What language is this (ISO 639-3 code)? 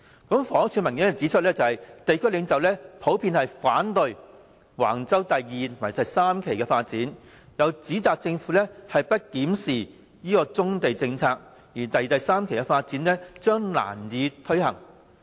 yue